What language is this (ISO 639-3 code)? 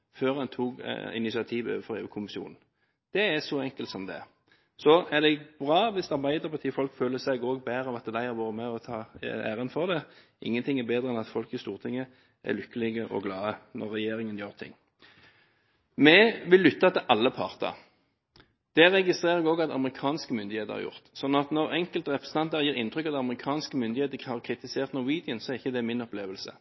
nob